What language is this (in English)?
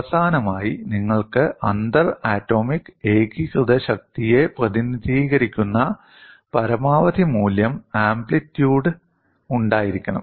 Malayalam